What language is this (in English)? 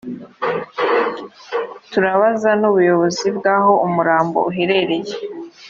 Kinyarwanda